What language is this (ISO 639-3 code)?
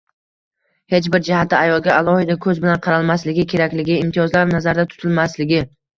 uzb